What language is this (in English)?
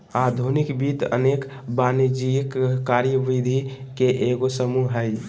Magahi